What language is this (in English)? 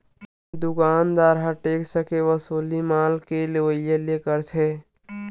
Chhattisgarhi